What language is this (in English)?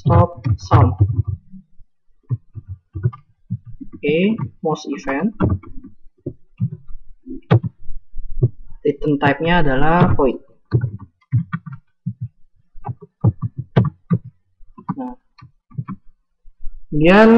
Indonesian